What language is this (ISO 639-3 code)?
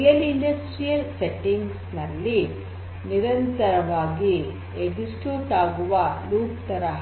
kan